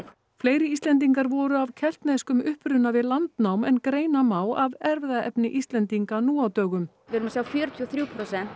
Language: Icelandic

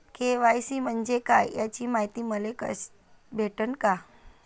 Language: Marathi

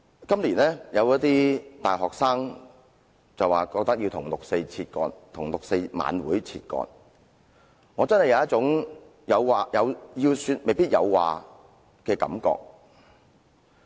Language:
Cantonese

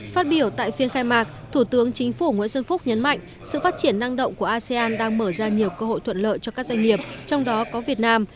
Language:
Vietnamese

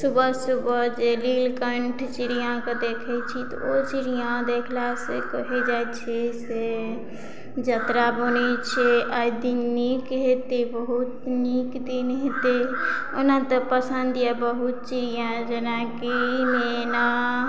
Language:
Maithili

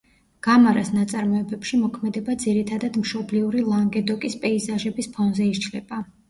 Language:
Georgian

